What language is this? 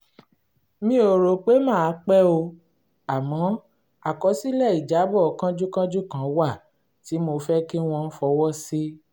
Yoruba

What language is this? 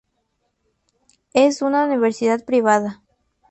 Spanish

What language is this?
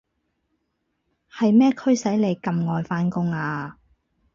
Cantonese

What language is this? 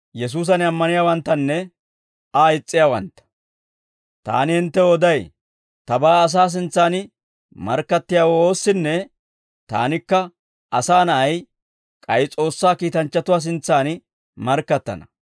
Dawro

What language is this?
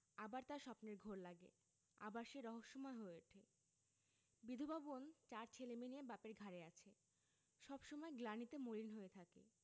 Bangla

